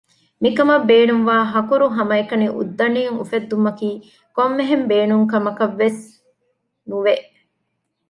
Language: Divehi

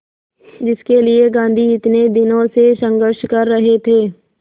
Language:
Hindi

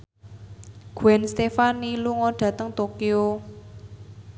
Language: Javanese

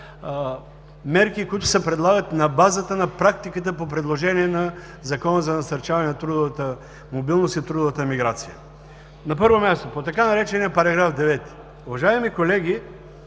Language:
Bulgarian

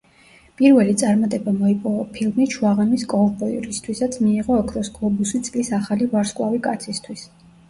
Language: Georgian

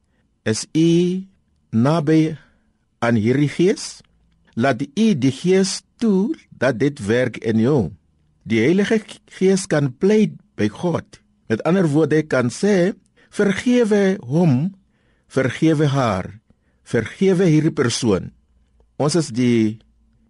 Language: Dutch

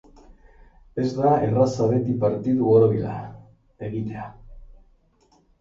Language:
Basque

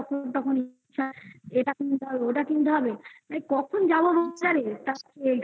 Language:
Bangla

